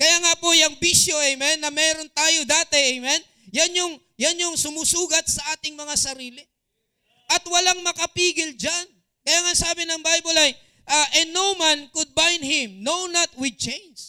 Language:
Filipino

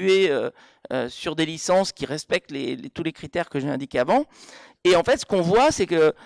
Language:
French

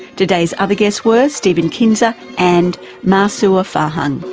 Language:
English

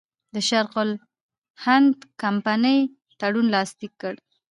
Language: Pashto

